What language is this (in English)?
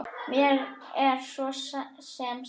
Icelandic